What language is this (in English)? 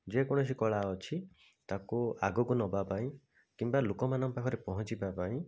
Odia